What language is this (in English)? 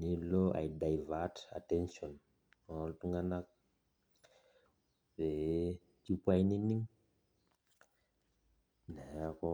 Masai